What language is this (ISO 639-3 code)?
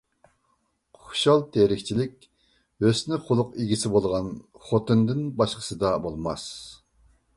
uig